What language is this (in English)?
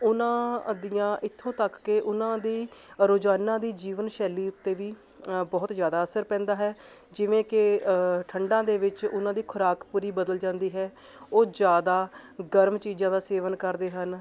Punjabi